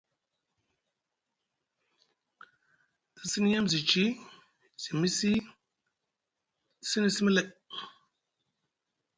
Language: Musgu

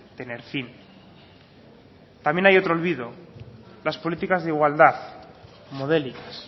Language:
Spanish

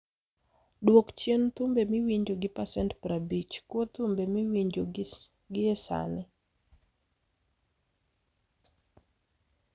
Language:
Luo (Kenya and Tanzania)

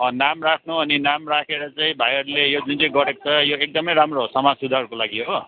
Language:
Nepali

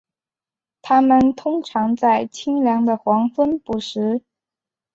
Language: Chinese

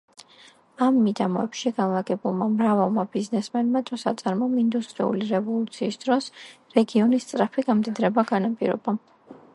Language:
Georgian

